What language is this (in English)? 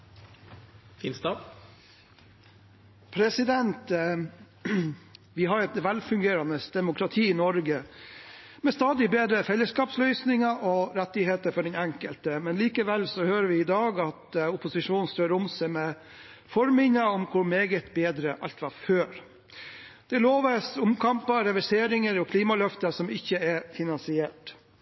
Norwegian Bokmål